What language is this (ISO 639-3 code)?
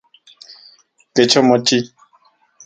ncx